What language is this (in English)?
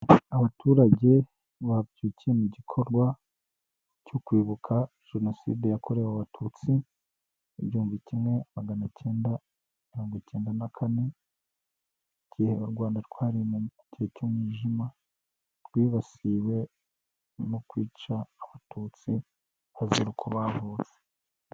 Kinyarwanda